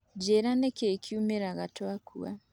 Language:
Kikuyu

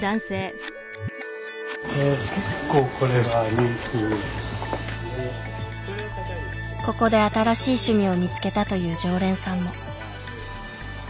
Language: Japanese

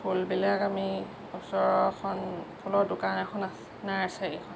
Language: Assamese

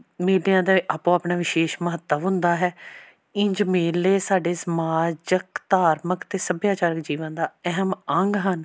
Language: Punjabi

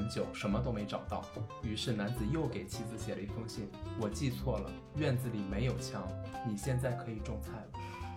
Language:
Chinese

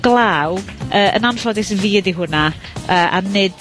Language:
Welsh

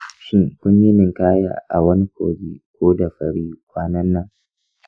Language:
Hausa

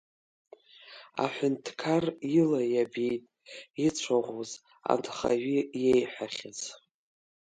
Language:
Abkhazian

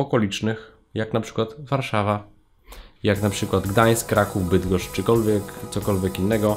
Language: Polish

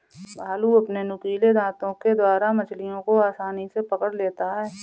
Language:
Hindi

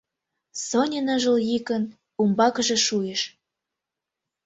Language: Mari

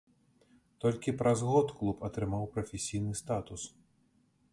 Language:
Belarusian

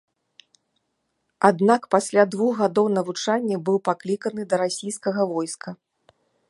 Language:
Belarusian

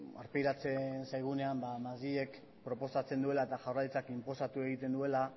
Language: Basque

